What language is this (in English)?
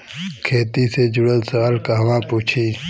Bhojpuri